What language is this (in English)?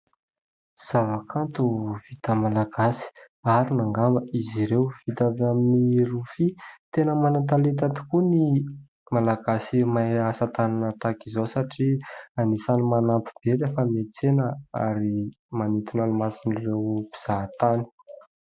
Malagasy